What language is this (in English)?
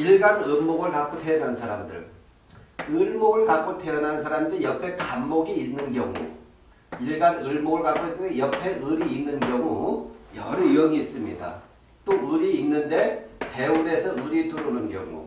Korean